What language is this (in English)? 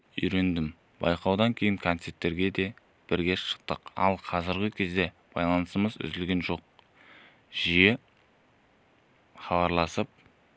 Kazakh